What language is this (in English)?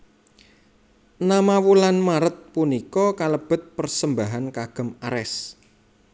Javanese